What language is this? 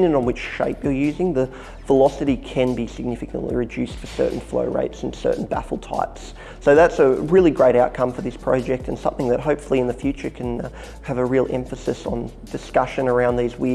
English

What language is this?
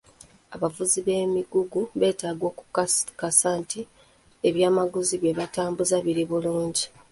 Ganda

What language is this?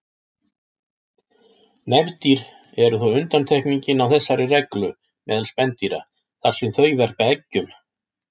Icelandic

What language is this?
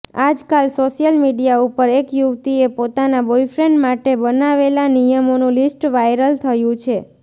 Gujarati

